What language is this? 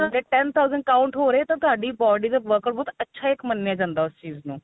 Punjabi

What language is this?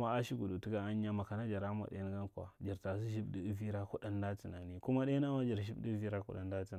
Marghi Central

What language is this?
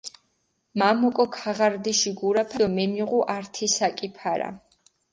Mingrelian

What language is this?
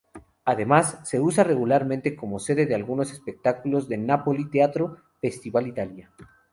Spanish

